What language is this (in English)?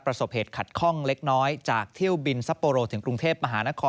Thai